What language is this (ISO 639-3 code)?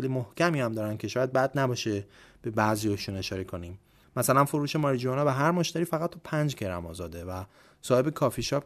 fas